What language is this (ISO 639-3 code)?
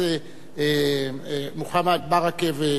heb